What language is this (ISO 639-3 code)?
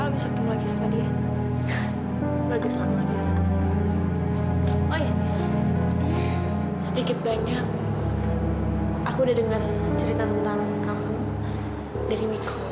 ind